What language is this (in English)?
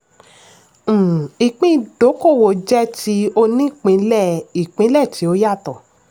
Yoruba